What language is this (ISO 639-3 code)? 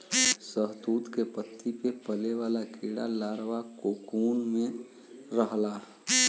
bho